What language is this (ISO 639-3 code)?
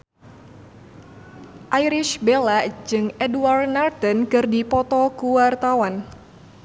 sun